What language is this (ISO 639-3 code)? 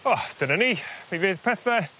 cym